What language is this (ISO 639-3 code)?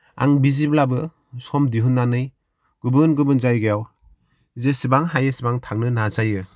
brx